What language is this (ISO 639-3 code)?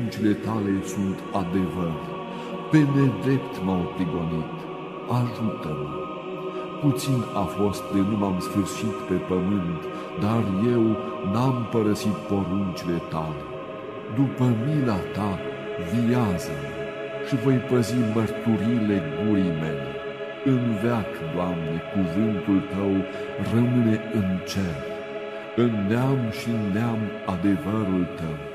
ron